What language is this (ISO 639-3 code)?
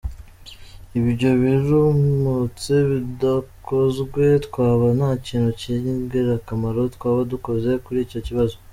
kin